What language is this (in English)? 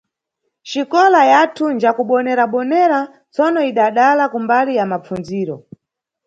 Nyungwe